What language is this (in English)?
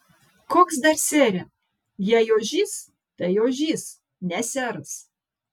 Lithuanian